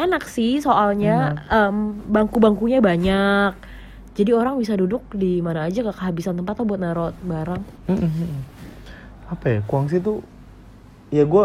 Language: Indonesian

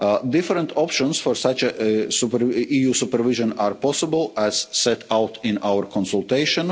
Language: English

